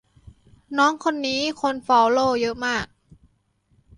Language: Thai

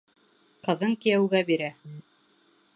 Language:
Bashkir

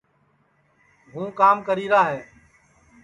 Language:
Sansi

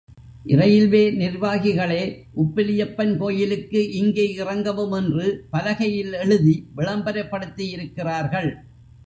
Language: Tamil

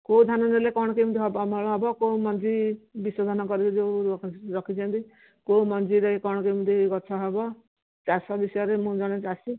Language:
Odia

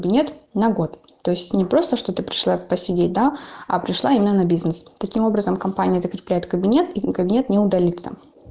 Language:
Russian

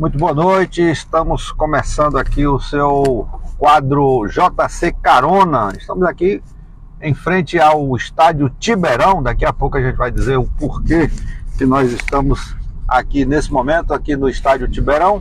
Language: Portuguese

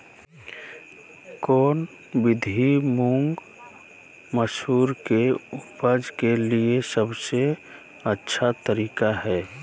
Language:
Magahi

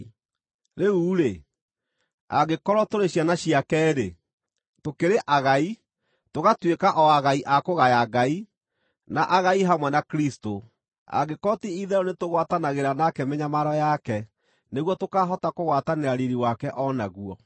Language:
Kikuyu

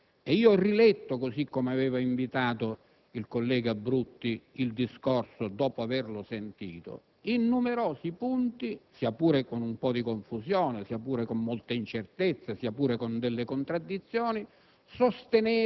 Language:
Italian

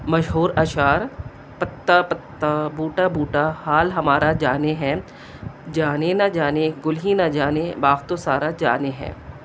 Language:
Urdu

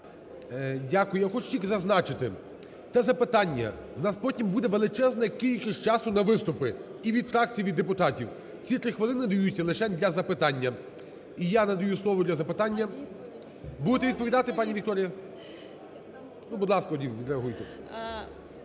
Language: Ukrainian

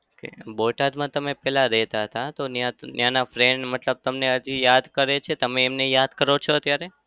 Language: Gujarati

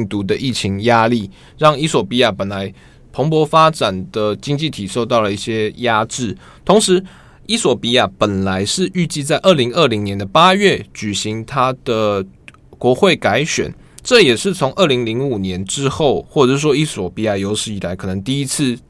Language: Chinese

